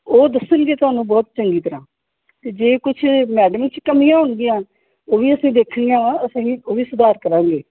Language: Punjabi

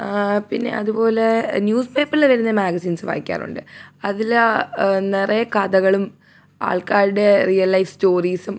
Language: Malayalam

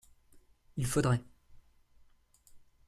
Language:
French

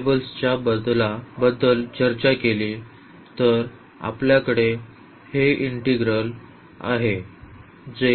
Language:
Marathi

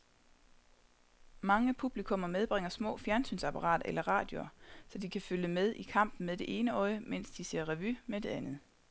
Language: Danish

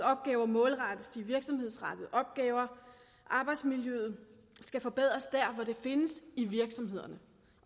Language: Danish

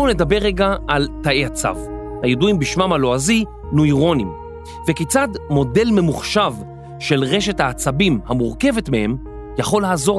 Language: Hebrew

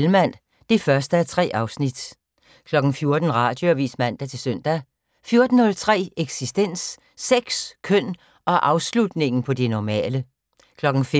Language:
Danish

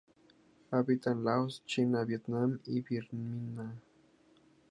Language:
Spanish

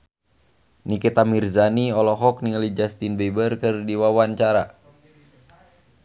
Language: Sundanese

